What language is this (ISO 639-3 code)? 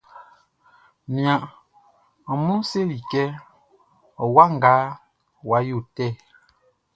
bci